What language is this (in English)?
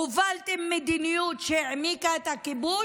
Hebrew